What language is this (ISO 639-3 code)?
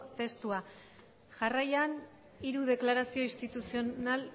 eus